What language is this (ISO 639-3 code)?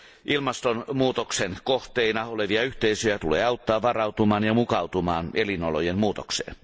fin